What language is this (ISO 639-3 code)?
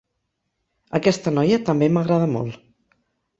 cat